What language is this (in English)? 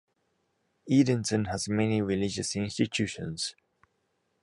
English